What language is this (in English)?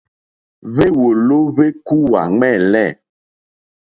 Mokpwe